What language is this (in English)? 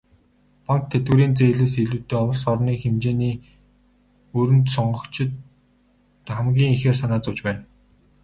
Mongolian